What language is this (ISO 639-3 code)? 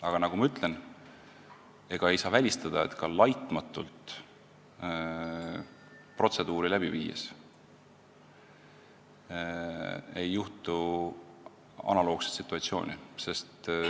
est